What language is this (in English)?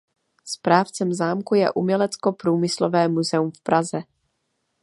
Czech